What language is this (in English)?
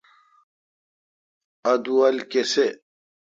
Kalkoti